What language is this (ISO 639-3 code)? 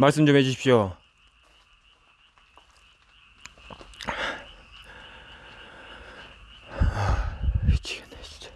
kor